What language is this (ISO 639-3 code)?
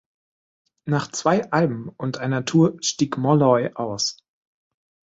deu